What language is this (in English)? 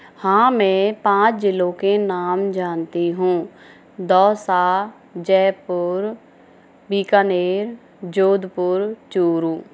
Hindi